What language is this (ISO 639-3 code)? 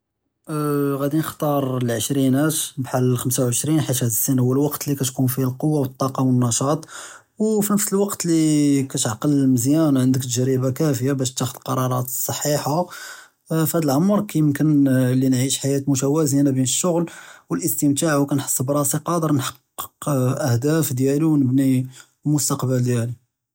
jrb